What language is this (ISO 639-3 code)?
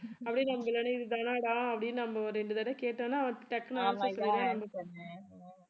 tam